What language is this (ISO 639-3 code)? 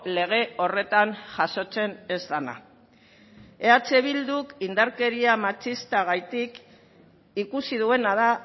eus